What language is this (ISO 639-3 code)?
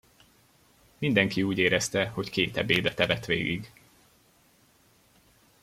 hun